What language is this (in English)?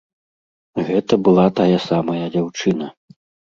Belarusian